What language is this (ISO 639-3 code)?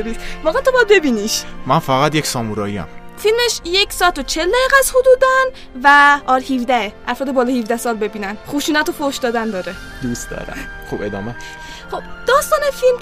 fas